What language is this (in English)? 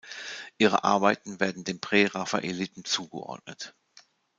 German